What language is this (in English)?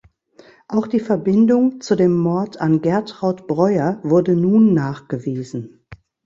German